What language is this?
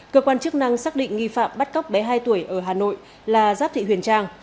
Vietnamese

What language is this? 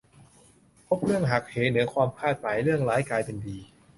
Thai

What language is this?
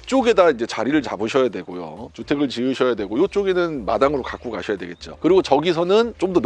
Korean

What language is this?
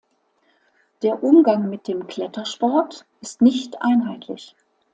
German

